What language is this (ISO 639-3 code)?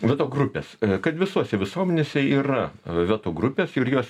lit